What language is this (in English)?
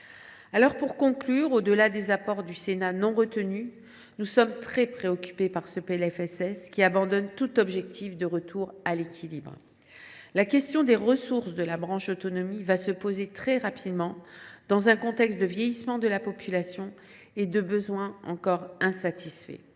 French